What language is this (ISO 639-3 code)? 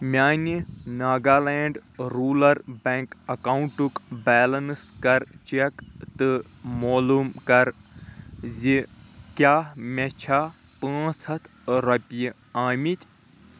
kas